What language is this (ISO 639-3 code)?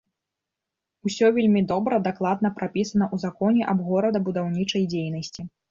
bel